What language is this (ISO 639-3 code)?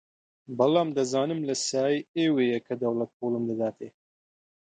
ckb